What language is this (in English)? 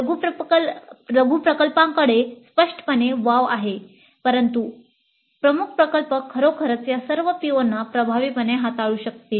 Marathi